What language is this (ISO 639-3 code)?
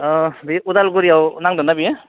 brx